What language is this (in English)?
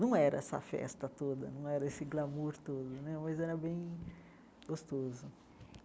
Portuguese